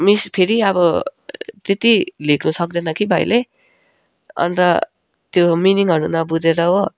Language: Nepali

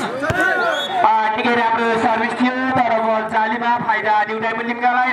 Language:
Thai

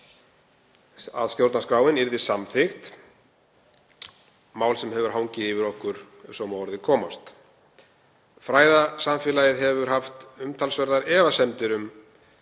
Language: Icelandic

